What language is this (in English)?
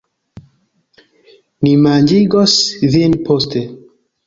Esperanto